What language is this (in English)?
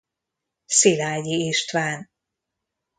Hungarian